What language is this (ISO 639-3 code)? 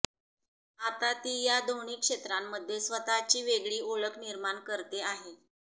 mar